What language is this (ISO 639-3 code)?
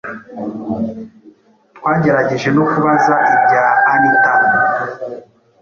kin